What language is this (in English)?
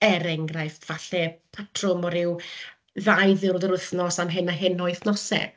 Welsh